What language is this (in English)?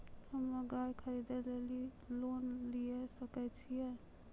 Maithili